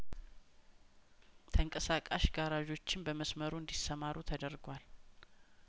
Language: Amharic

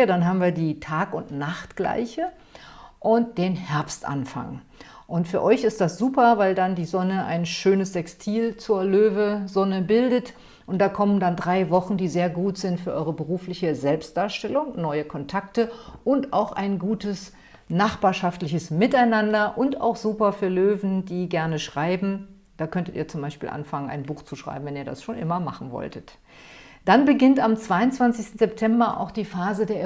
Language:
German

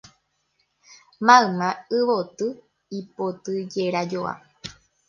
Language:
Guarani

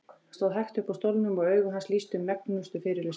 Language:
Icelandic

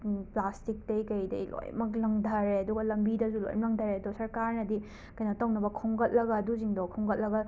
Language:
Manipuri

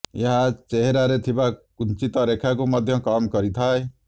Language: Odia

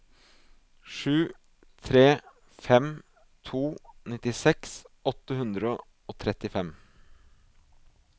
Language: Norwegian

